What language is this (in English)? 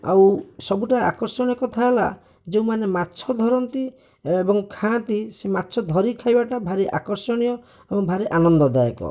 Odia